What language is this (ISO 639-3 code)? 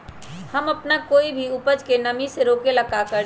mag